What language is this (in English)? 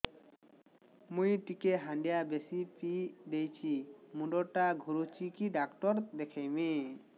Odia